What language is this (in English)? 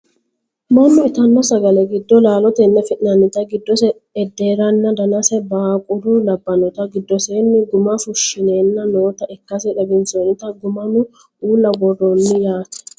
Sidamo